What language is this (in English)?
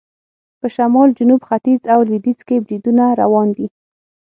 Pashto